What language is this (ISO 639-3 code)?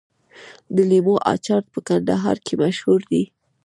pus